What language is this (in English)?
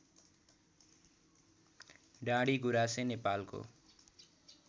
Nepali